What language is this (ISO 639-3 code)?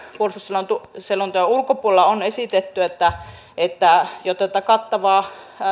fin